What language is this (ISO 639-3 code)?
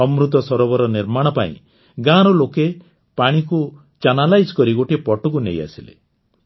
ori